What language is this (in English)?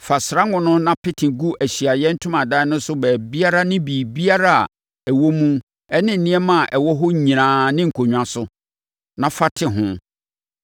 Akan